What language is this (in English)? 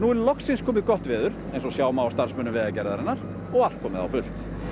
Icelandic